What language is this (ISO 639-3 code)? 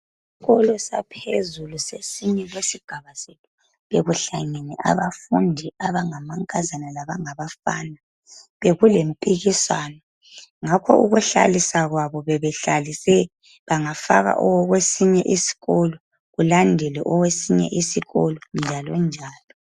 nde